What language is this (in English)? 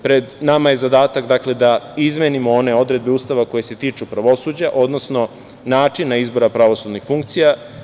Serbian